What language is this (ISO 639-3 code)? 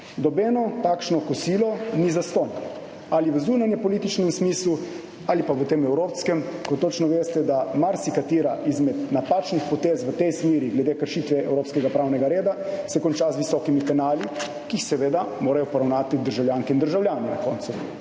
slv